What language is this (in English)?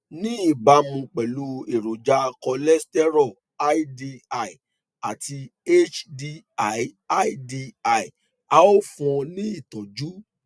Yoruba